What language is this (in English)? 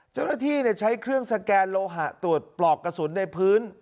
Thai